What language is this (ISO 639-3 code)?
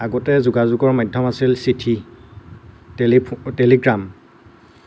asm